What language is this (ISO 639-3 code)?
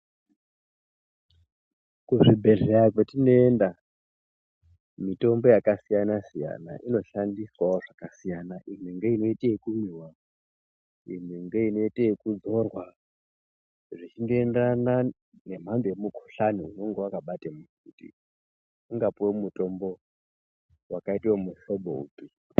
ndc